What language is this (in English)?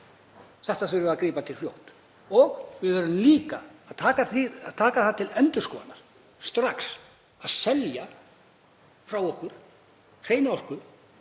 Icelandic